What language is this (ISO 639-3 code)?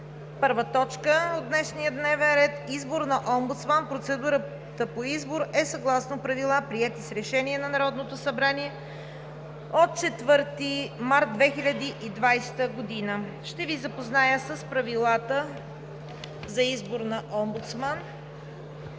bul